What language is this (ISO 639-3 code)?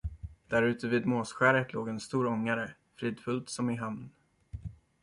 swe